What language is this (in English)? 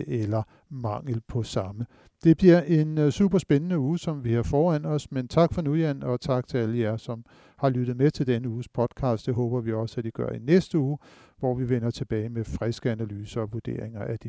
Danish